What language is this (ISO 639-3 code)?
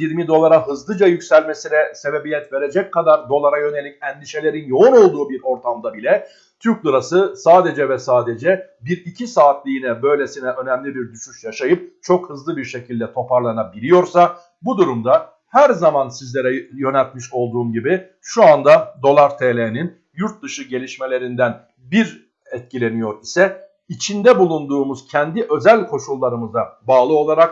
tur